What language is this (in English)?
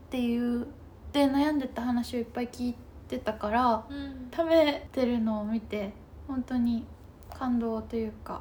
Japanese